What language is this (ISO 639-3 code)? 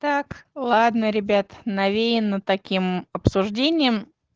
rus